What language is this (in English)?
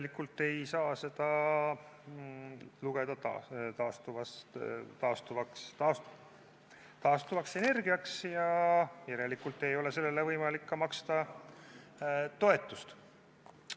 Estonian